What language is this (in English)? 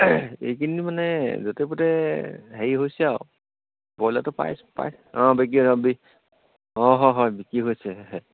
Assamese